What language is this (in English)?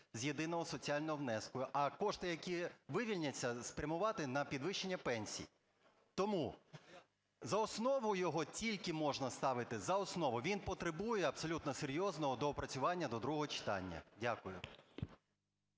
Ukrainian